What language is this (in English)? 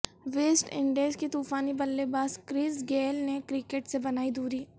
Urdu